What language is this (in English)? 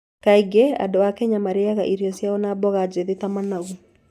Kikuyu